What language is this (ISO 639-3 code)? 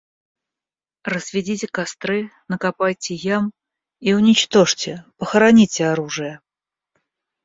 rus